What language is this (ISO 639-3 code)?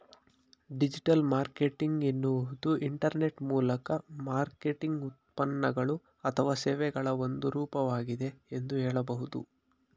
kan